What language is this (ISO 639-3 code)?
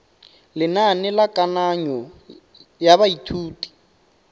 tsn